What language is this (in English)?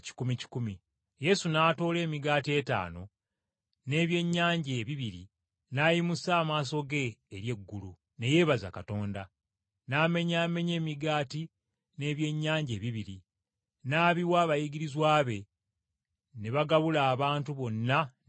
Ganda